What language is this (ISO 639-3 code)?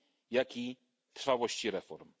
pol